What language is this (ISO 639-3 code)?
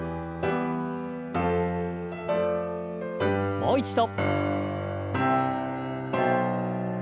jpn